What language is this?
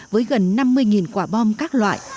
Vietnamese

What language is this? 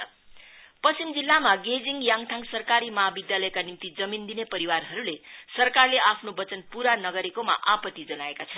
Nepali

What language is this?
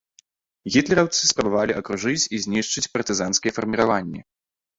Belarusian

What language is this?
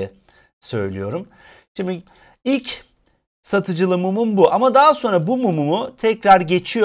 Turkish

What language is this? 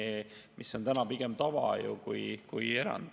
Estonian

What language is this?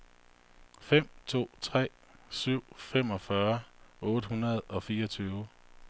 Danish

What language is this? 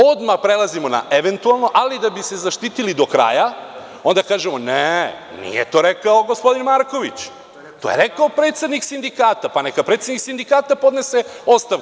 Serbian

